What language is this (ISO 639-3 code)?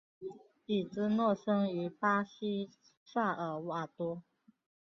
zho